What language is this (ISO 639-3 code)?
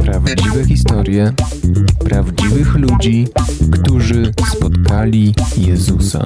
pol